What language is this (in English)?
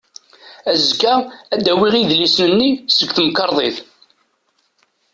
Kabyle